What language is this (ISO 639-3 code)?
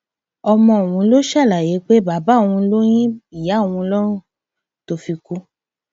yor